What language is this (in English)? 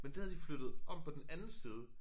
Danish